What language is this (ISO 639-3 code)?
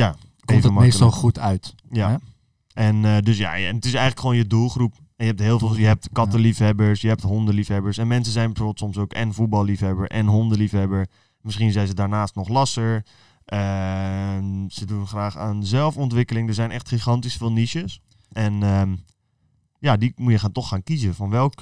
nld